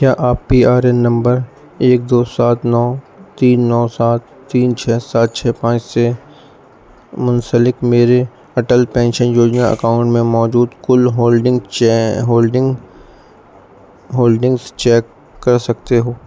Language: Urdu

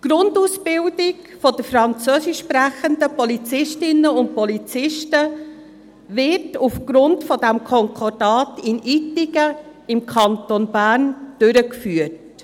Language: Swiss German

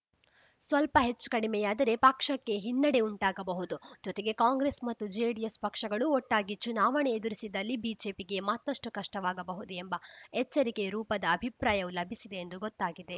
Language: Kannada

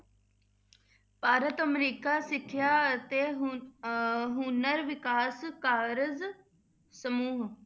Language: Punjabi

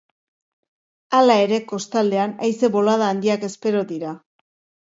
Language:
Basque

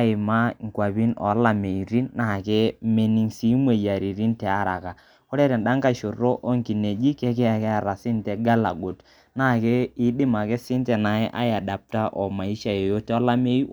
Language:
Masai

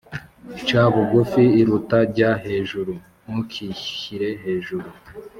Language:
Kinyarwanda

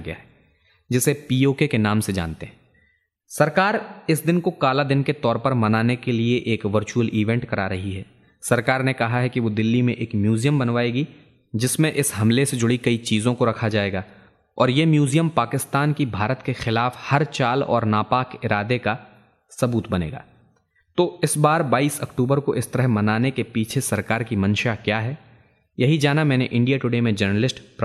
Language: Hindi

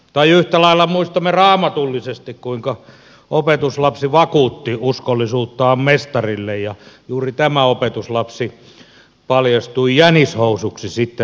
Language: Finnish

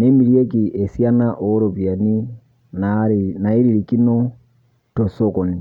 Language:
Masai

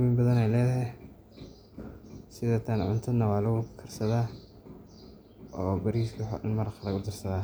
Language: Somali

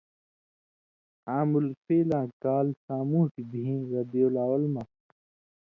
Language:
Indus Kohistani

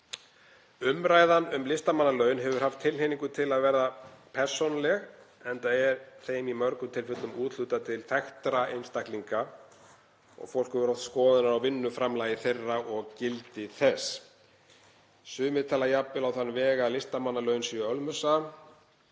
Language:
Icelandic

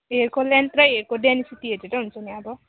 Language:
Nepali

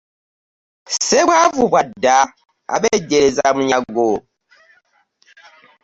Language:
Ganda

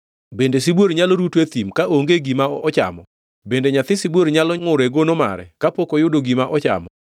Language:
Luo (Kenya and Tanzania)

